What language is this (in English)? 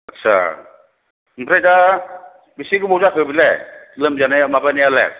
Bodo